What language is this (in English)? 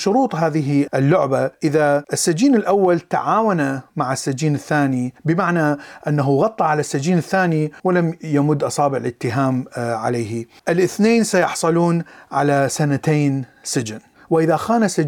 Arabic